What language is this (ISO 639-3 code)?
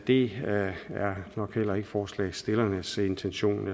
dan